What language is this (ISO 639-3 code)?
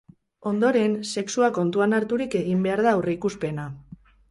eus